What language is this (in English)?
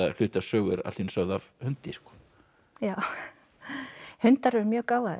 Icelandic